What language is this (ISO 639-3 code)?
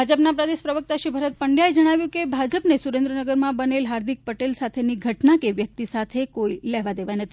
guj